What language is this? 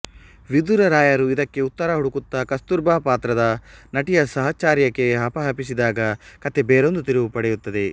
Kannada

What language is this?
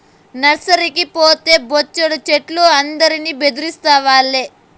Telugu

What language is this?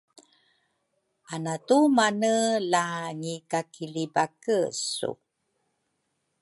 Rukai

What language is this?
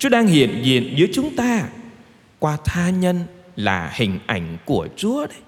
Vietnamese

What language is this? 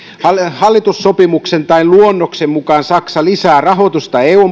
Finnish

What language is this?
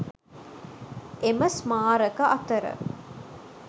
Sinhala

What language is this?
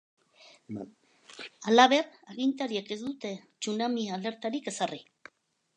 Basque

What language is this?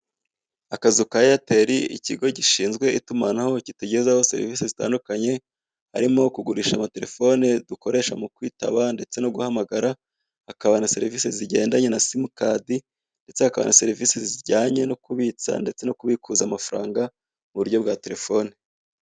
Kinyarwanda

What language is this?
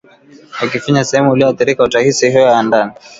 Swahili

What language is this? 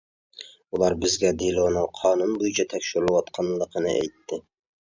Uyghur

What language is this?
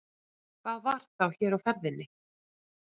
Icelandic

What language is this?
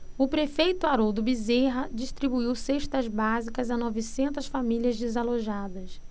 Portuguese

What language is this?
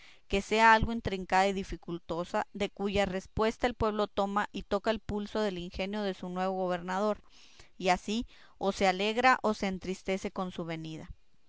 Spanish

